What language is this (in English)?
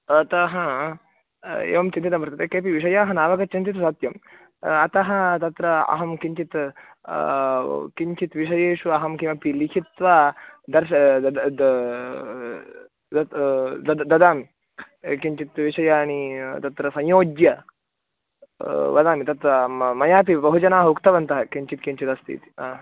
Sanskrit